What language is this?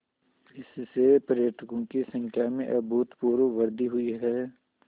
Hindi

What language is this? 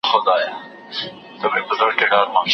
Pashto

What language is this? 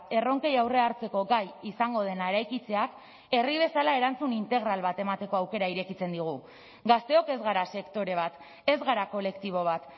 Basque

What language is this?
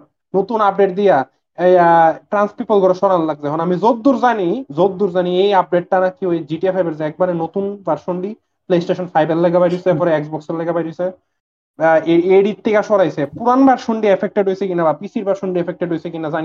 Bangla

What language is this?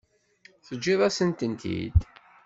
Kabyle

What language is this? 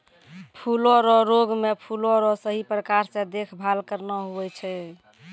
Maithili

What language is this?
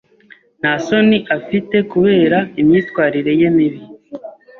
Kinyarwanda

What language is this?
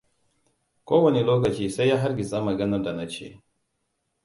Hausa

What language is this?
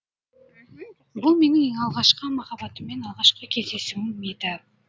Kazakh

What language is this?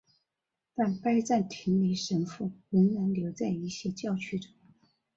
Chinese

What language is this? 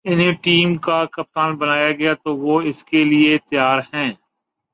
Urdu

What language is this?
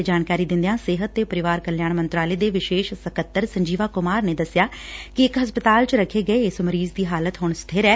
Punjabi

